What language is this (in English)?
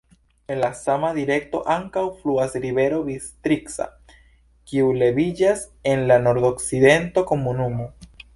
Esperanto